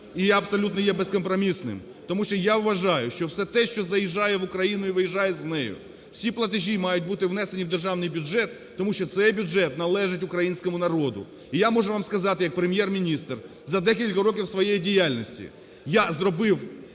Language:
Ukrainian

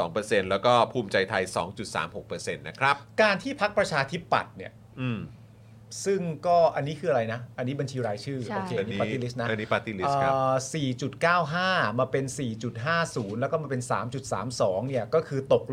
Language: Thai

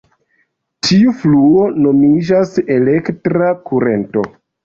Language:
Esperanto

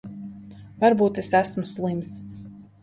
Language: Latvian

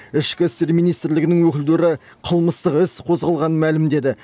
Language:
Kazakh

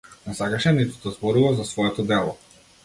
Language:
Macedonian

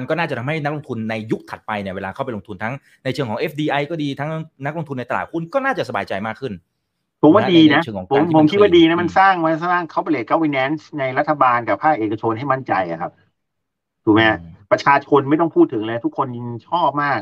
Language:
Thai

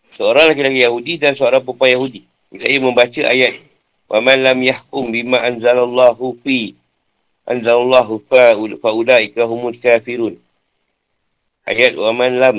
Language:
Malay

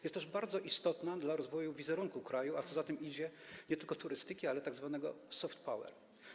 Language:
Polish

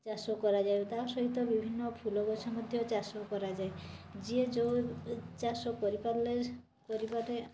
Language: Odia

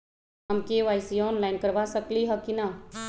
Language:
Magahi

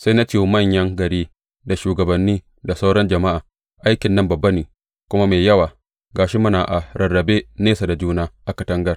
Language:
Hausa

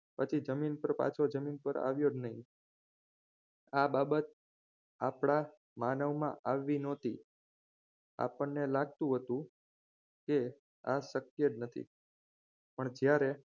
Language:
Gujarati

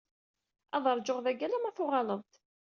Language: Kabyle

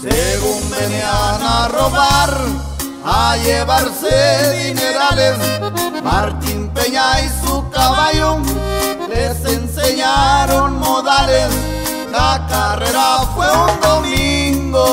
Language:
Spanish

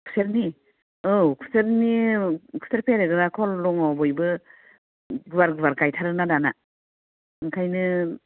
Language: Bodo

